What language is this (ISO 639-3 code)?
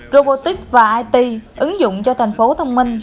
vie